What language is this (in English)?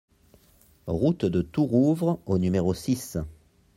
French